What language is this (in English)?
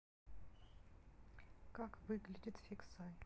Russian